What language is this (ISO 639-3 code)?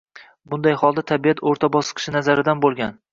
uzb